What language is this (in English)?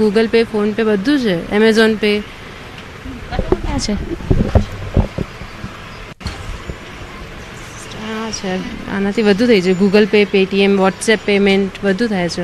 Hindi